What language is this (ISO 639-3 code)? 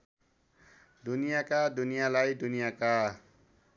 nep